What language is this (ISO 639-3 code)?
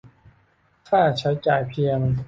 tha